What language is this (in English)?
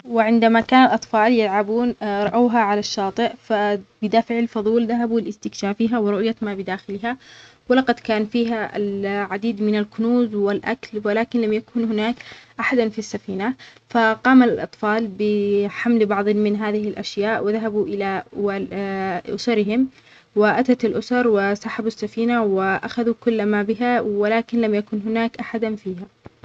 Omani Arabic